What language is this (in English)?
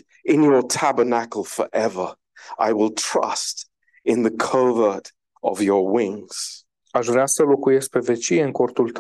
Romanian